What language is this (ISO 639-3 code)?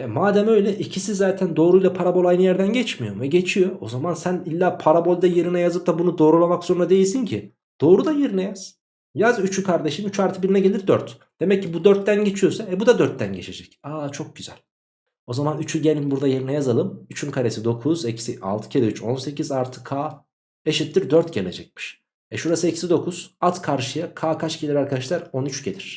tur